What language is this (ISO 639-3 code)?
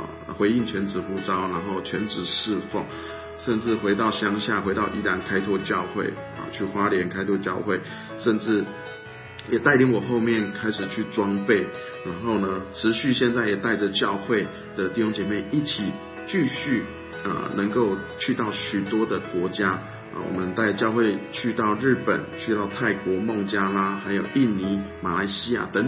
zho